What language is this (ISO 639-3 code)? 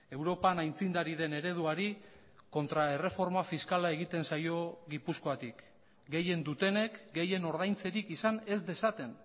eus